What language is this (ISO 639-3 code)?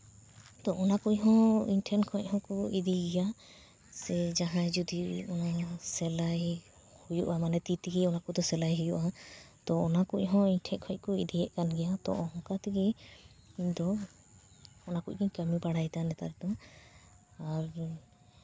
sat